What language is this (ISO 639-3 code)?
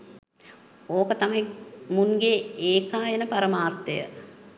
sin